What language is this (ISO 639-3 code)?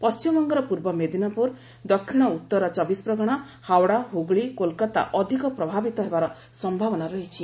ori